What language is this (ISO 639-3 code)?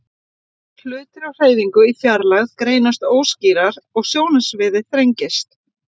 isl